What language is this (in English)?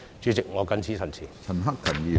Cantonese